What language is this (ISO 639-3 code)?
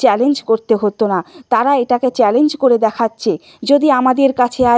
ben